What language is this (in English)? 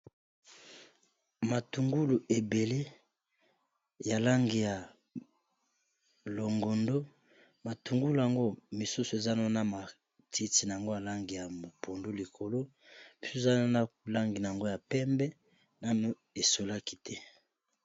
Lingala